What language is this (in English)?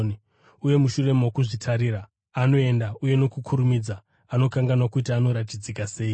Shona